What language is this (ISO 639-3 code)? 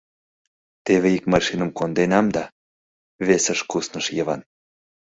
chm